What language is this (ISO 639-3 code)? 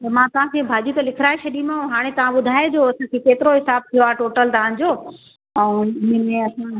snd